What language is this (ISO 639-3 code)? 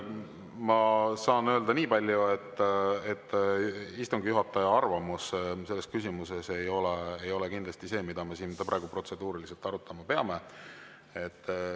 est